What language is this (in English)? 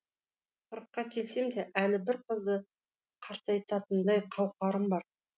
Kazakh